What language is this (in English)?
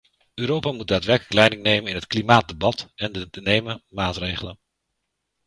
Dutch